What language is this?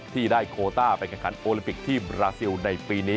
Thai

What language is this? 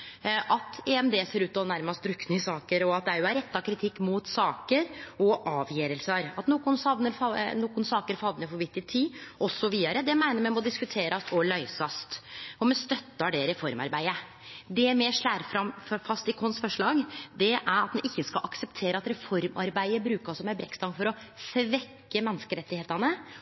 Norwegian Nynorsk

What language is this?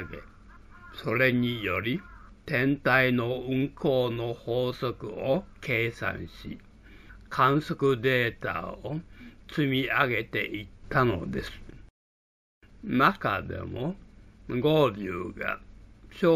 Japanese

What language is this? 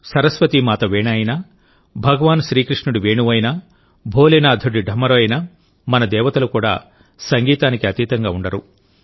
Telugu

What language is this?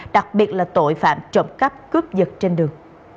Vietnamese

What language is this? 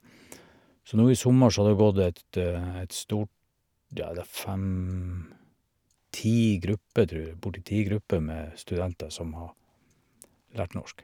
Norwegian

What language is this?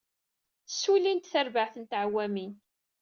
Kabyle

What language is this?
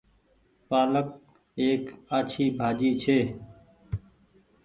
Goaria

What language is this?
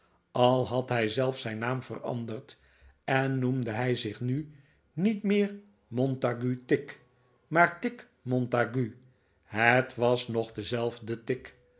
Dutch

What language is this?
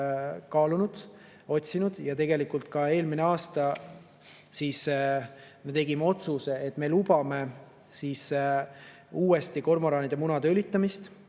Estonian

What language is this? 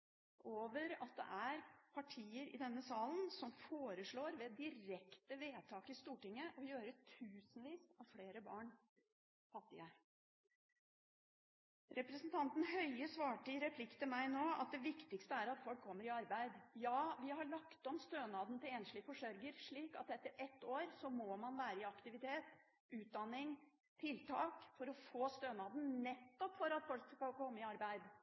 Norwegian Bokmål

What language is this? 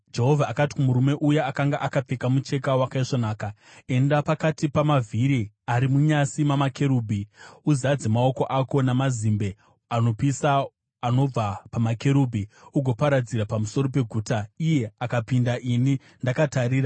Shona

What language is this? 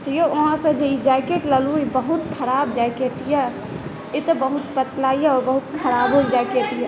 Maithili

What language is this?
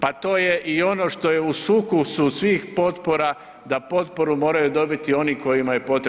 Croatian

